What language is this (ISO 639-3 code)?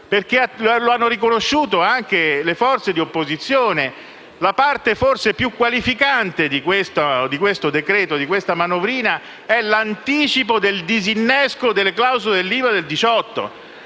ita